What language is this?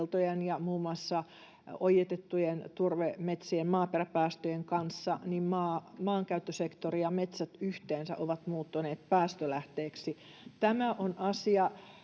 Finnish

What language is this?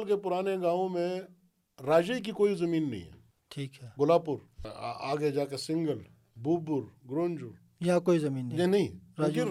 Urdu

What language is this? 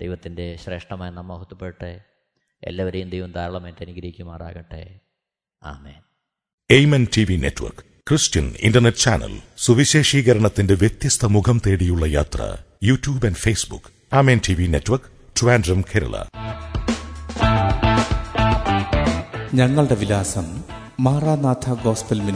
Malayalam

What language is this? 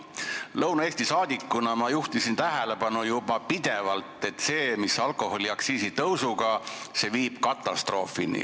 Estonian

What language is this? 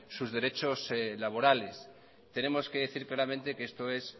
Spanish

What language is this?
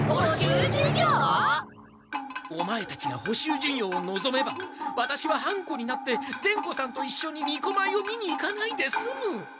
Japanese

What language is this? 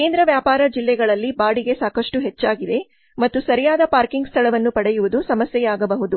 Kannada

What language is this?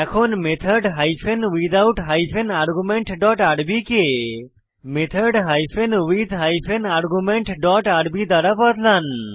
Bangla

